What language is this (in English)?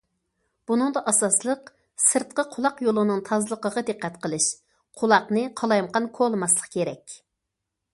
Uyghur